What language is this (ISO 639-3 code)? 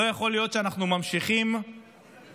heb